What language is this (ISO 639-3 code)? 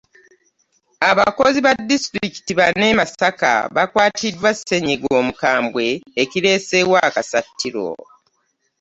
lug